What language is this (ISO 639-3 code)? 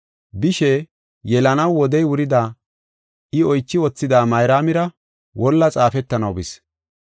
gof